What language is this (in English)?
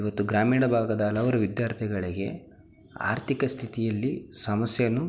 Kannada